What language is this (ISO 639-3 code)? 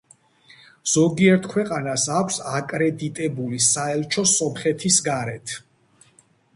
kat